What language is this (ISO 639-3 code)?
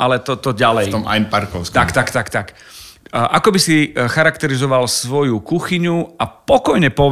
slk